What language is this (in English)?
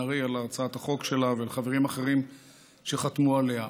Hebrew